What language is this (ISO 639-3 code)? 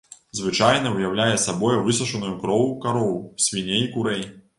bel